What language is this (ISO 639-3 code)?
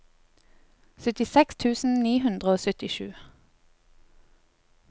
nor